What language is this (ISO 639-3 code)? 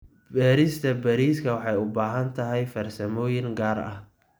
som